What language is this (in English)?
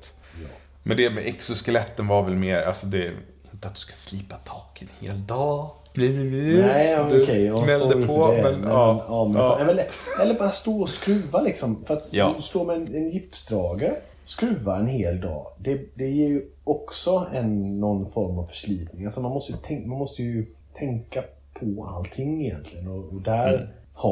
Swedish